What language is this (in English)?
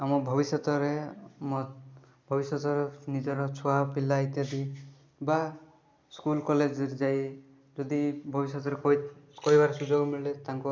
Odia